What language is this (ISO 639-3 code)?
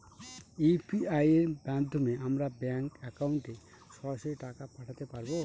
ben